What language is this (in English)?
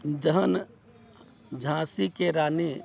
Maithili